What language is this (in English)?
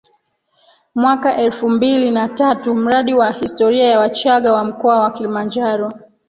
Swahili